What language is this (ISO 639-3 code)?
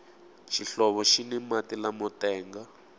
tso